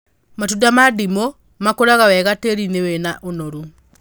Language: Kikuyu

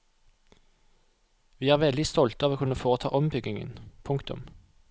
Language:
Norwegian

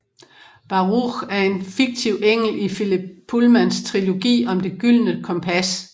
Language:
Danish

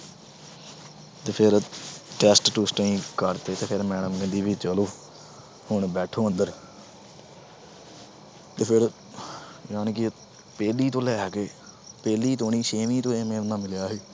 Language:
Punjabi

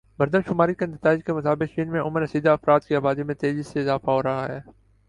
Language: Urdu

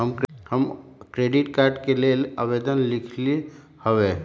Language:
Magahi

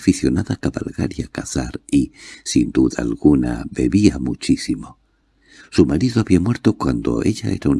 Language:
Spanish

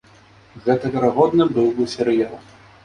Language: Belarusian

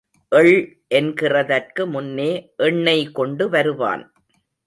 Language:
Tamil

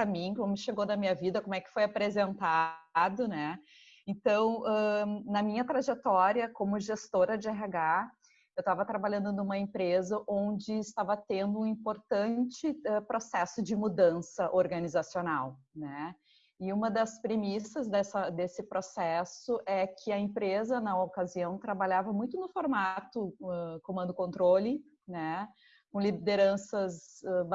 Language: Portuguese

